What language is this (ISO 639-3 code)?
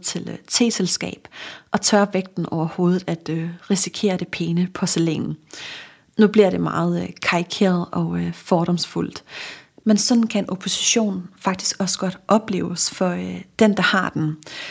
dan